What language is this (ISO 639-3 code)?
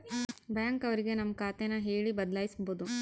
kan